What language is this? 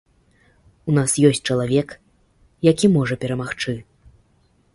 Belarusian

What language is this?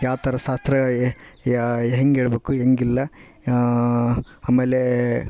Kannada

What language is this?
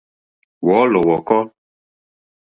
Mokpwe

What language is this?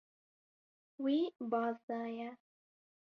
Kurdish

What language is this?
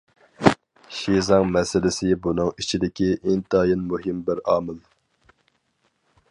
Uyghur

